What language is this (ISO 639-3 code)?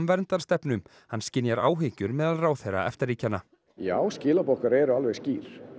isl